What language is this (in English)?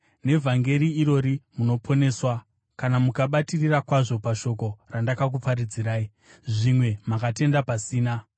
Shona